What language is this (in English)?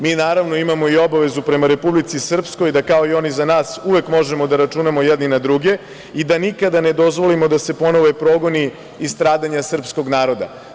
Serbian